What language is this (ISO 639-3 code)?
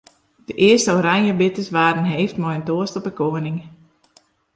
fry